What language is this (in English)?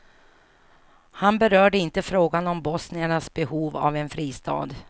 Swedish